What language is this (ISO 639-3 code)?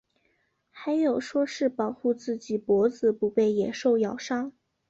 zho